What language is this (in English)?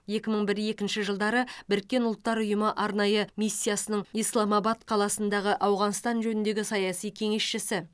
Kazakh